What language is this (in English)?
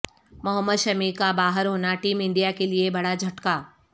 Urdu